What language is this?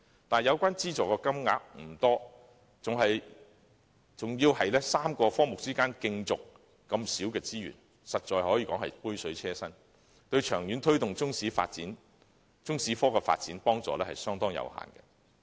Cantonese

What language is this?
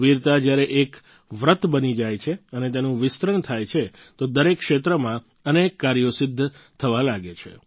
Gujarati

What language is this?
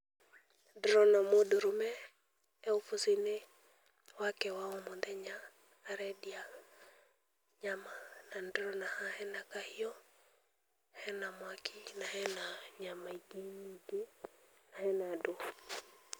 Kikuyu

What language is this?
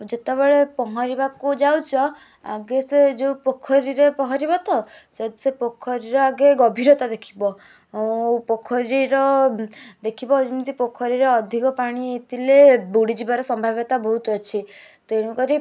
Odia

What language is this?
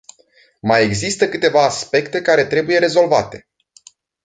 Romanian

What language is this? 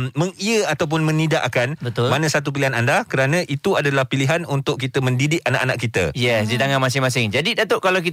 Malay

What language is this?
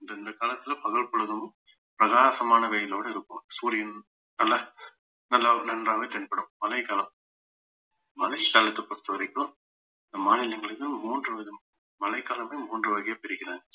Tamil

